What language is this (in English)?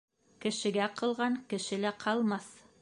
Bashkir